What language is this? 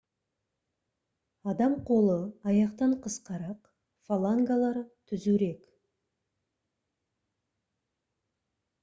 Kazakh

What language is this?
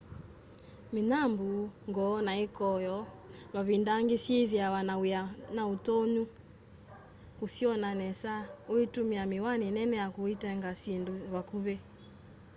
Kamba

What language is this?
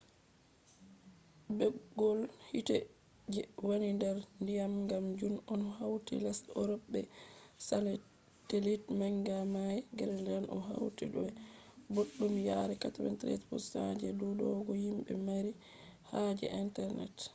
Fula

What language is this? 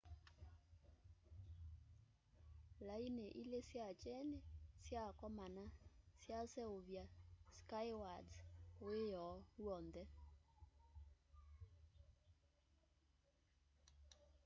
Kamba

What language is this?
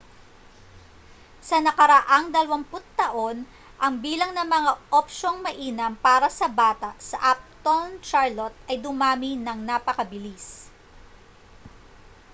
Filipino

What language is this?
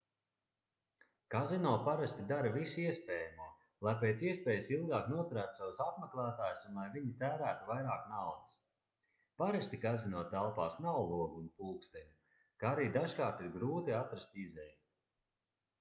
Latvian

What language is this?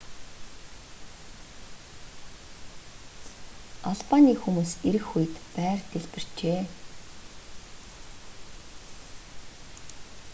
Mongolian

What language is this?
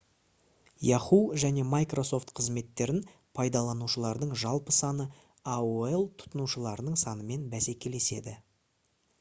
Kazakh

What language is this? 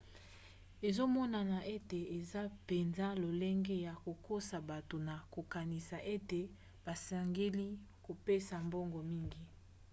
Lingala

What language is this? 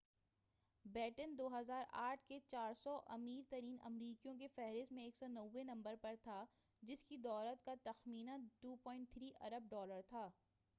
Urdu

